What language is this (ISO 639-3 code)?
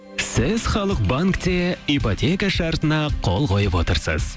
kaz